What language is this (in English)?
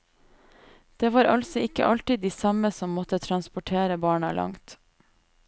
Norwegian